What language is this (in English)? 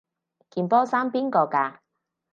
Cantonese